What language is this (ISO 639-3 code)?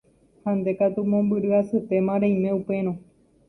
grn